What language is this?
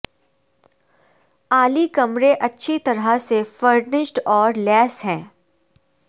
Urdu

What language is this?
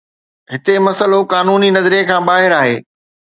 Sindhi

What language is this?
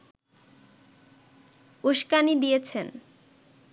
Bangla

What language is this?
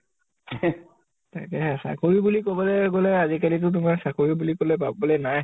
Assamese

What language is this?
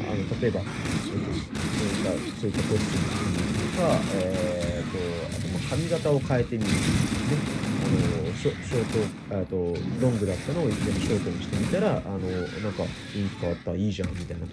Japanese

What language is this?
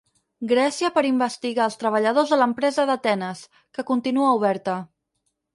Catalan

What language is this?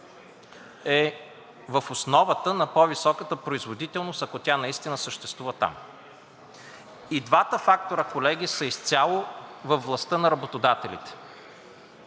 Bulgarian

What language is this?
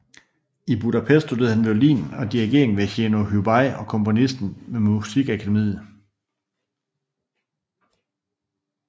Danish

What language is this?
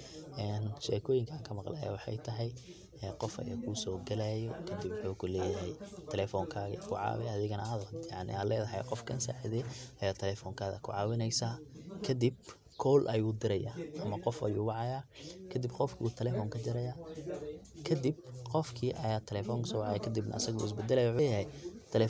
Somali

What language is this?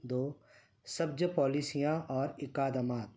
Urdu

